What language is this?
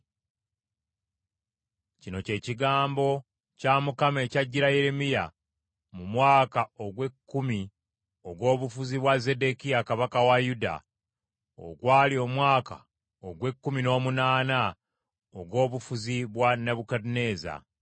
Ganda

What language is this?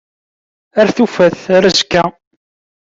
Kabyle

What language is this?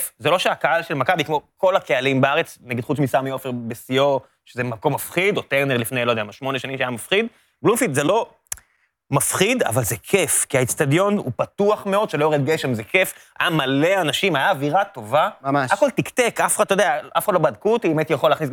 Hebrew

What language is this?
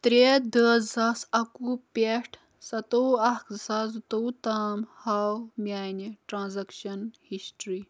Kashmiri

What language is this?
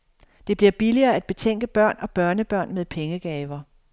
Danish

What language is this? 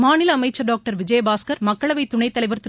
Tamil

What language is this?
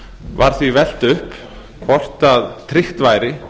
Icelandic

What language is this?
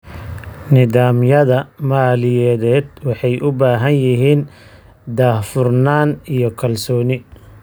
Somali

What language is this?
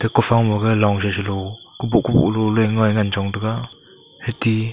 Wancho Naga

